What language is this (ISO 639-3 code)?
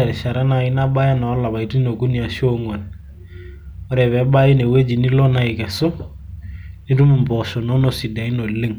mas